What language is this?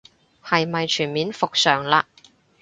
Cantonese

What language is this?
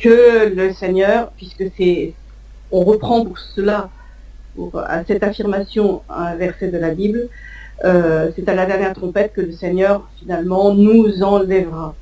French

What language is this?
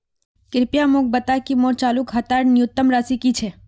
Magahi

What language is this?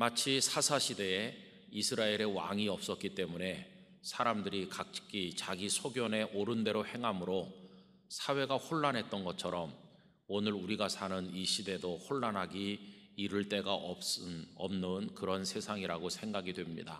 Korean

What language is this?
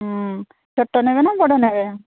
Odia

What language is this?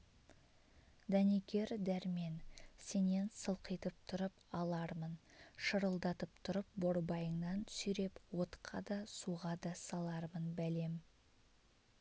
Kazakh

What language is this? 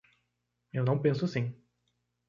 Portuguese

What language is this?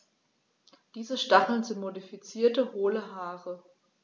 German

